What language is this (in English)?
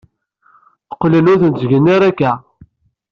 Kabyle